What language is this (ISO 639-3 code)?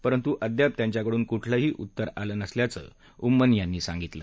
mar